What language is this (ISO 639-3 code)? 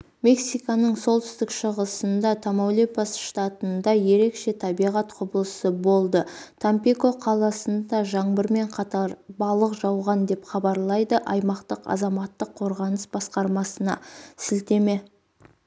kaz